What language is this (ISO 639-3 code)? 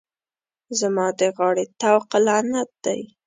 pus